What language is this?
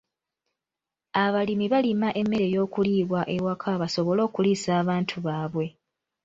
Ganda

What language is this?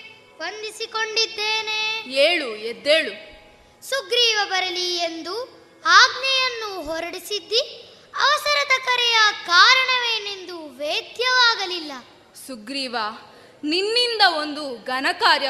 Kannada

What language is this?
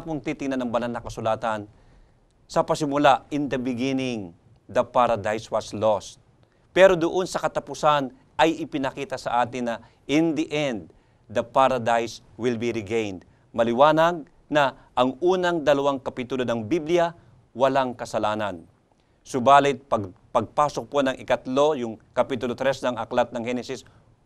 Filipino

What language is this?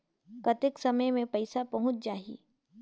Chhattisgarhi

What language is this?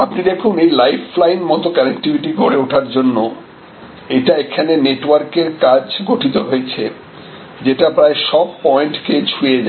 Bangla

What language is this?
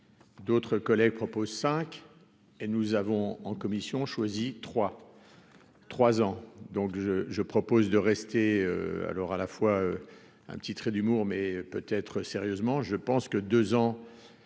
French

